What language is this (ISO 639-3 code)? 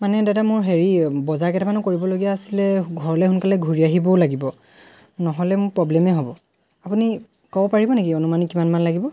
asm